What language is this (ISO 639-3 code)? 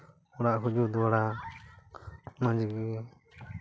sat